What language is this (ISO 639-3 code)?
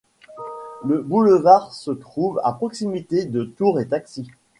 fra